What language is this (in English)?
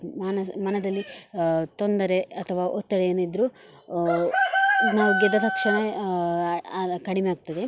Kannada